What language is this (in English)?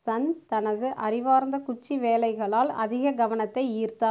Tamil